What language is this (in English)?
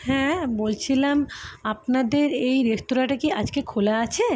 Bangla